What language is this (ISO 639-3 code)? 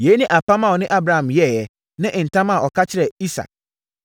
aka